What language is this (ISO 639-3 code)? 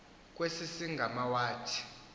xho